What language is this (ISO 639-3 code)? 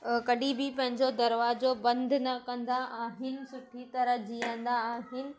snd